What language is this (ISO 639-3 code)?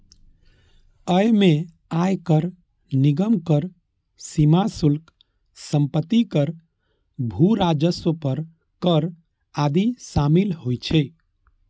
mai